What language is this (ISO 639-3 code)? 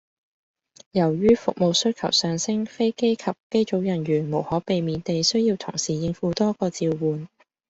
yue